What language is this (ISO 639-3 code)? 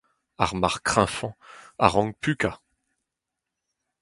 bre